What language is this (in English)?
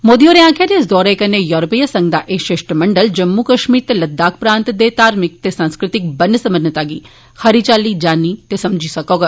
Dogri